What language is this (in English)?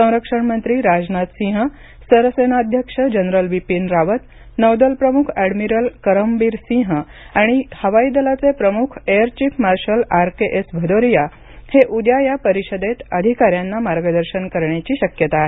Marathi